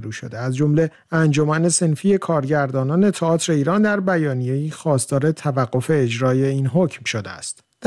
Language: Persian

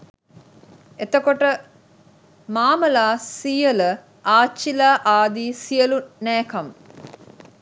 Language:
Sinhala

